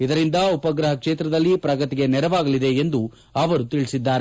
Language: Kannada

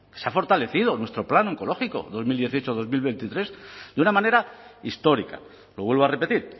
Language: Spanish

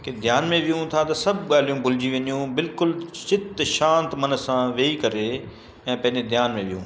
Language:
Sindhi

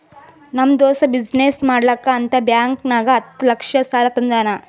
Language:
Kannada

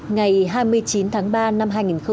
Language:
Vietnamese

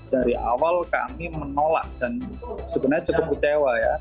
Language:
Indonesian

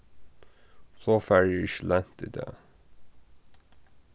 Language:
Faroese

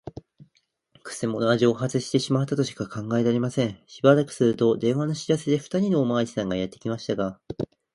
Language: Japanese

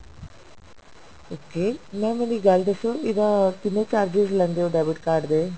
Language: Punjabi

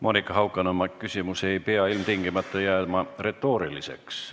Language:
Estonian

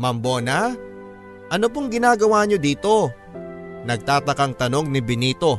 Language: Filipino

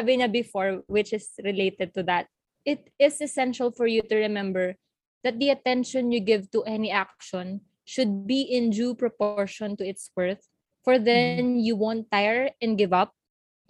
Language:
Filipino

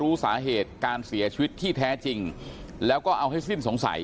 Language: Thai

